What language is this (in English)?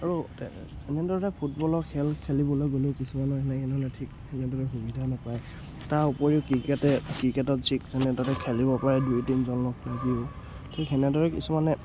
Assamese